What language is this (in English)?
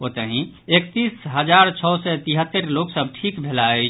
Maithili